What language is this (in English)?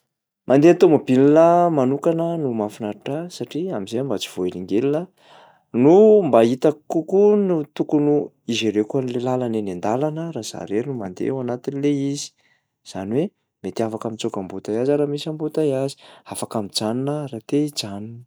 Malagasy